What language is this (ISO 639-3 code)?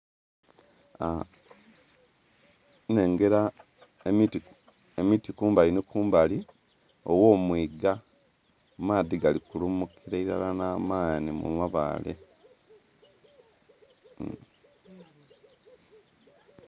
xog